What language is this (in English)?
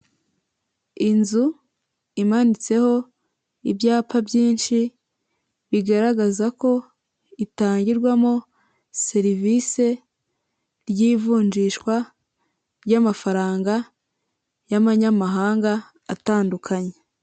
Kinyarwanda